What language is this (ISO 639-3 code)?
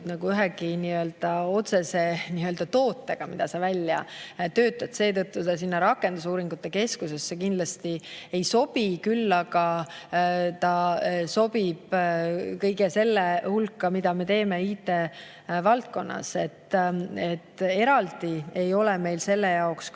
est